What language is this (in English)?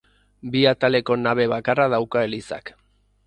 Basque